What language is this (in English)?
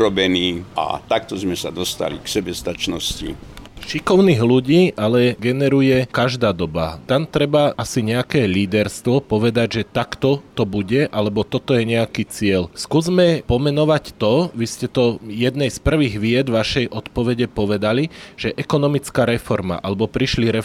Slovak